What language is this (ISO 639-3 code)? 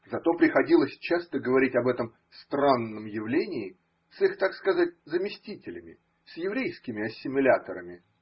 rus